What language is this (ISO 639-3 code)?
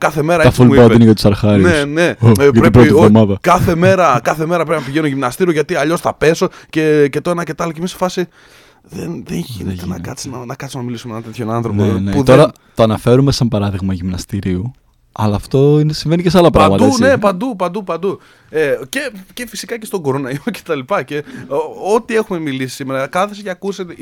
ell